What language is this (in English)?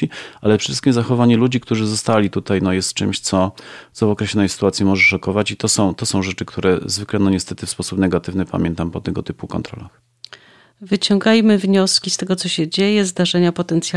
Polish